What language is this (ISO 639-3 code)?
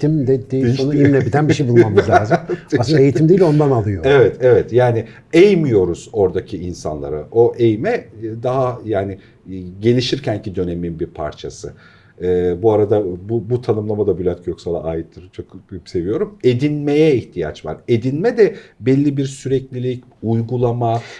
tur